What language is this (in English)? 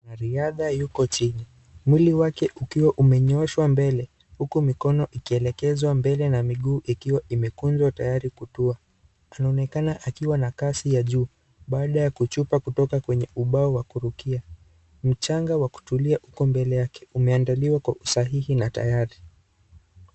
Swahili